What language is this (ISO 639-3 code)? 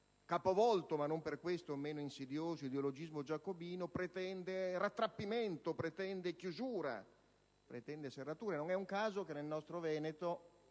ita